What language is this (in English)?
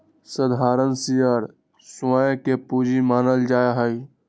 Magahi